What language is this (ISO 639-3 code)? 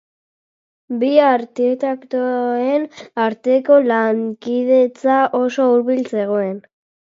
eus